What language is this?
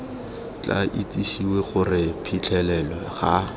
Tswana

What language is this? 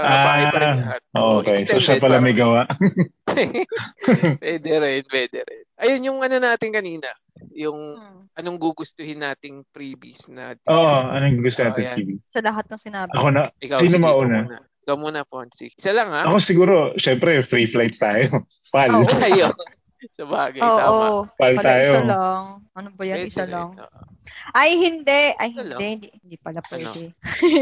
Filipino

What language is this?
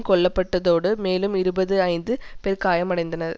Tamil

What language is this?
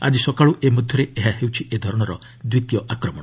Odia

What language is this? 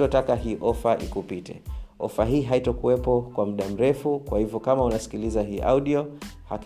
Swahili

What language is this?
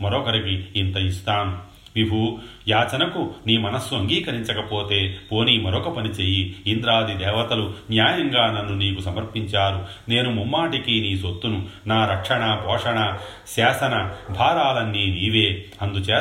Telugu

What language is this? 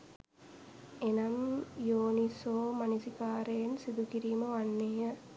Sinhala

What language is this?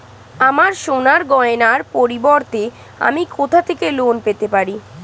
Bangla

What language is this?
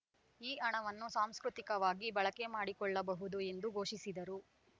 Kannada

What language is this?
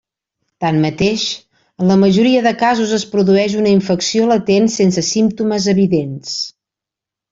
Catalan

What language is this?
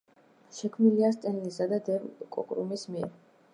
Georgian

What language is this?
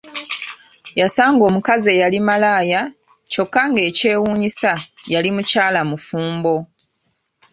Ganda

